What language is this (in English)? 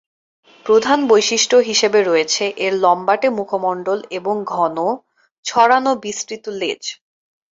Bangla